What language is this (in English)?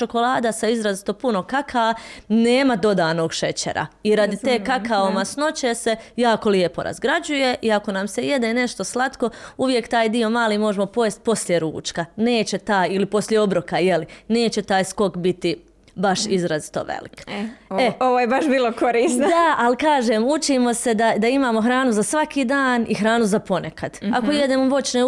Croatian